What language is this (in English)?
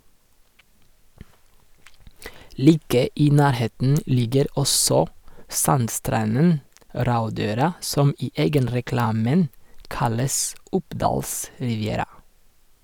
Norwegian